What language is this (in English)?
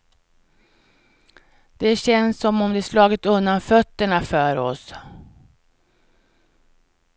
Swedish